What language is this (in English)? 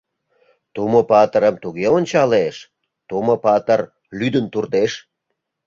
Mari